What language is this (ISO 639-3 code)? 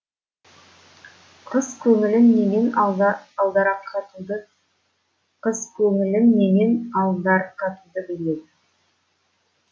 kaz